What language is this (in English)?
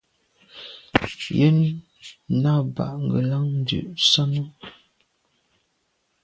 Medumba